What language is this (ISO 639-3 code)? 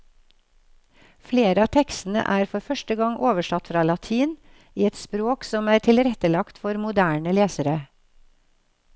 nor